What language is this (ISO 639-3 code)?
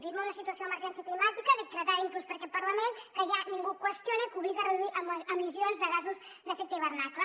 cat